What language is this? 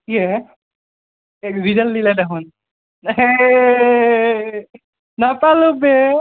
Assamese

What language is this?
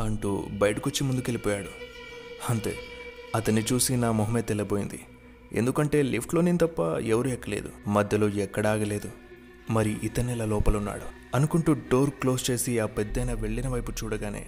Telugu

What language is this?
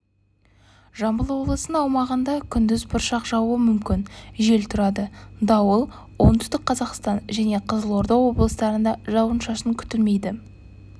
Kazakh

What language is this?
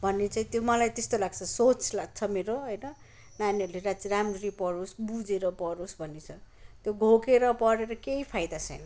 Nepali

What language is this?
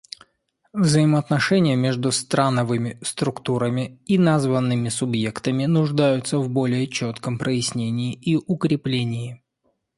Russian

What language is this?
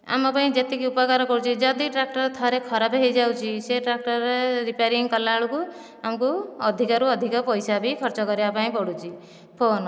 Odia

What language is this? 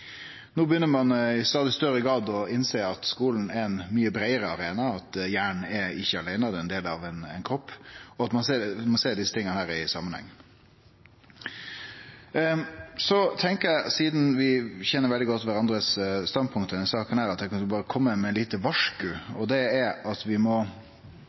Norwegian Nynorsk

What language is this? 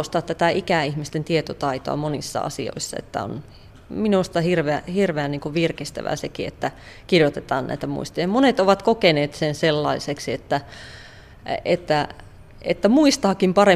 Finnish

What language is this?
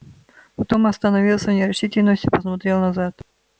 Russian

